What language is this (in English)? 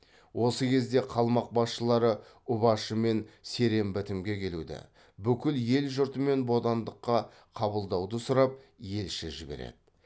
Kazakh